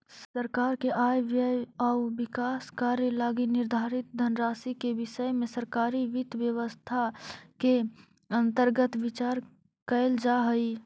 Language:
Magahi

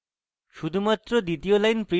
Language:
Bangla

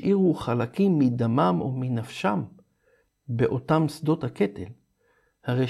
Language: Hebrew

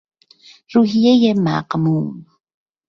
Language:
Persian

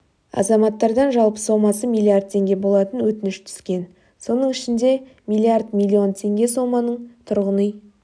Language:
Kazakh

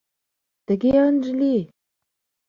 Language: Mari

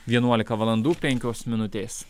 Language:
Lithuanian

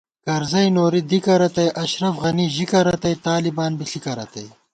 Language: Gawar-Bati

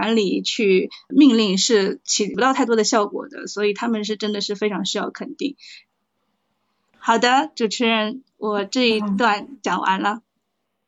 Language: Chinese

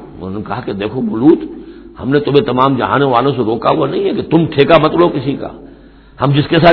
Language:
Urdu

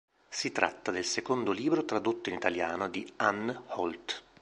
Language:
Italian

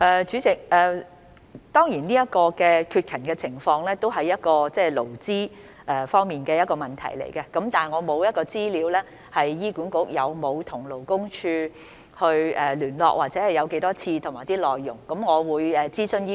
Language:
Cantonese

